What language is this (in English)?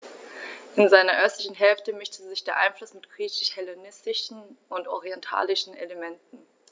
German